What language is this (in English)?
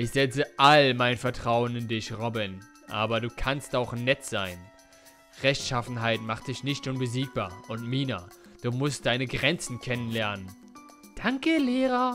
German